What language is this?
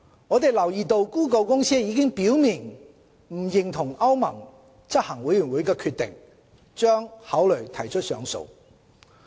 Cantonese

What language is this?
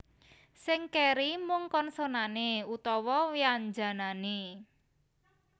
Javanese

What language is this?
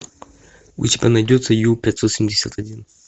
Russian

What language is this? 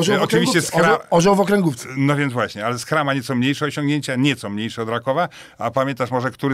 Polish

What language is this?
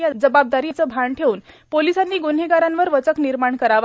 Marathi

